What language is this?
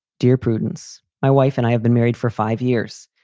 English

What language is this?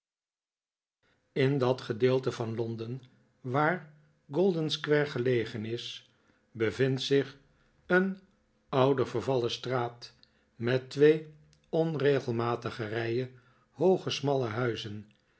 Dutch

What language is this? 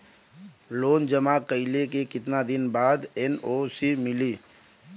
Bhojpuri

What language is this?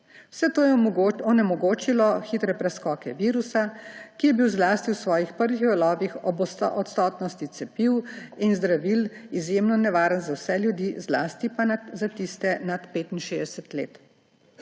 Slovenian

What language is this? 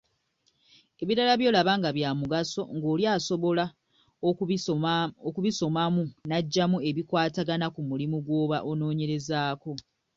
Ganda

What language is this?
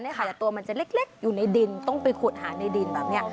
Thai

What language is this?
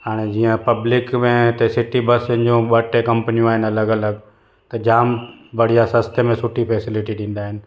Sindhi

